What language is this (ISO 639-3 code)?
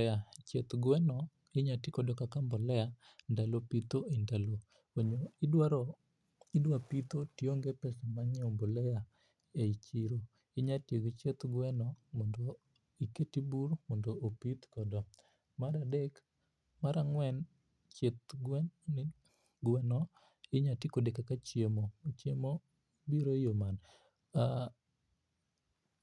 luo